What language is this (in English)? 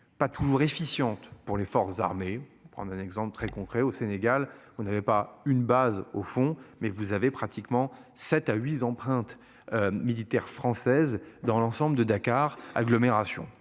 French